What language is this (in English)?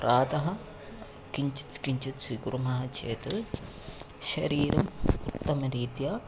Sanskrit